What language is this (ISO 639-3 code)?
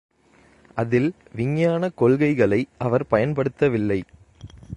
tam